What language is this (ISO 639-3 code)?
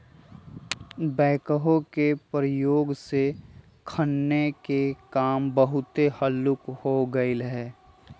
mag